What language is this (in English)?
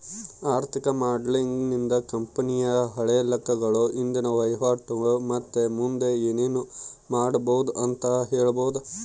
Kannada